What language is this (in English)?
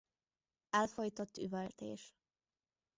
Hungarian